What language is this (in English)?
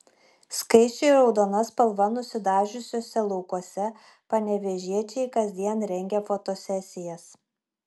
Lithuanian